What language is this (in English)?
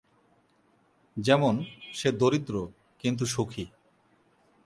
Bangla